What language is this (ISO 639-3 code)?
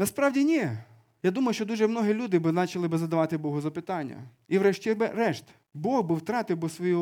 ukr